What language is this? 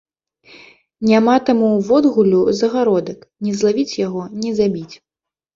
Belarusian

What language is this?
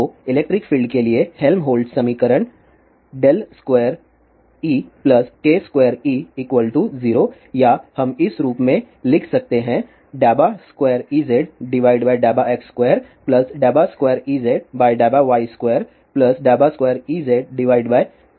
Hindi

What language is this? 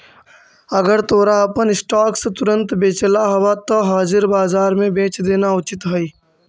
Magahi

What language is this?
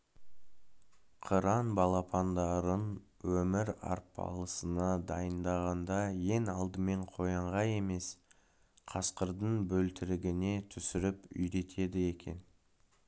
Kazakh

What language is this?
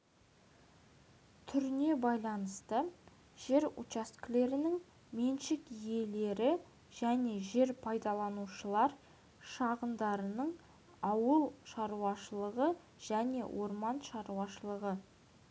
Kazakh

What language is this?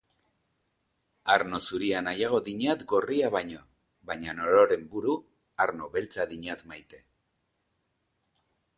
Basque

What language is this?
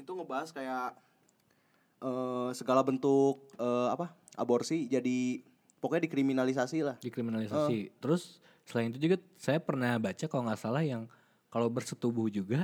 Indonesian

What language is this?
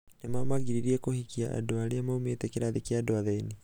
Kikuyu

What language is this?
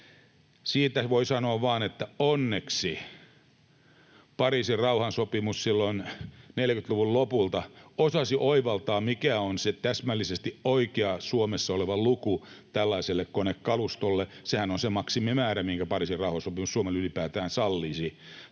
Finnish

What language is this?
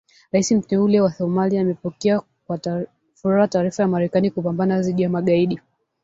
Swahili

